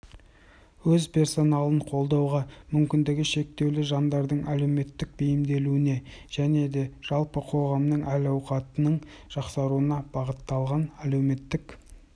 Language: Kazakh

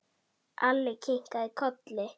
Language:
Icelandic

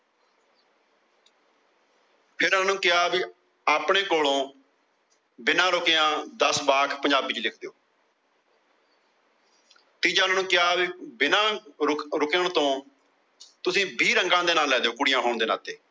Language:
Punjabi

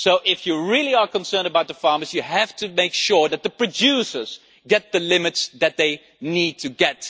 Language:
English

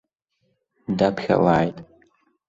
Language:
Abkhazian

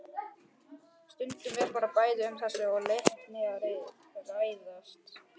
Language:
Icelandic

